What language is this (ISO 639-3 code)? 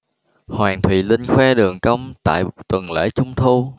vie